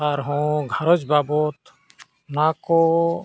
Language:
Santali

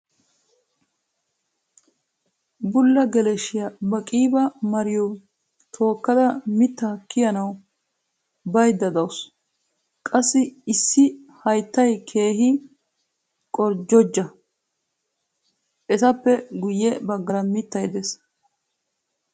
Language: Wolaytta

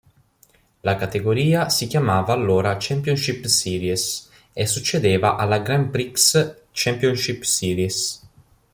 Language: Italian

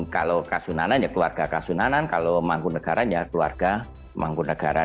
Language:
Indonesian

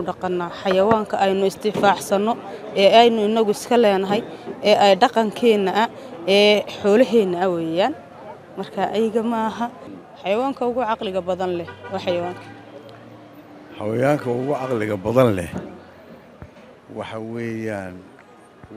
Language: Arabic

